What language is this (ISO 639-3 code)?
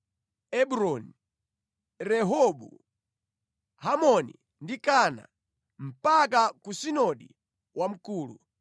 nya